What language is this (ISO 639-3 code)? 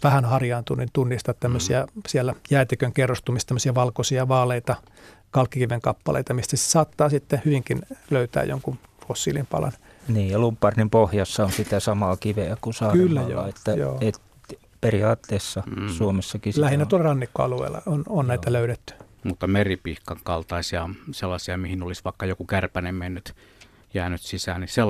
fin